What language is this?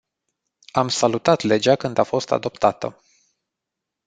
Romanian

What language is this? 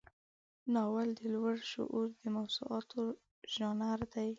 Pashto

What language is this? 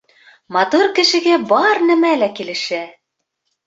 Bashkir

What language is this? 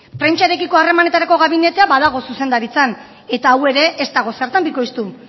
Basque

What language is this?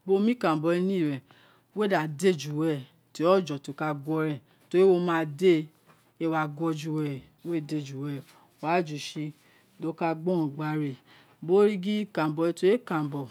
Isekiri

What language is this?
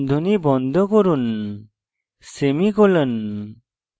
Bangla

